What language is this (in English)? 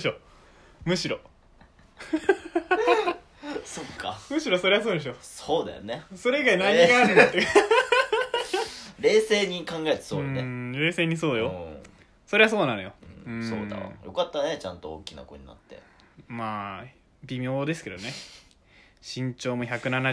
Japanese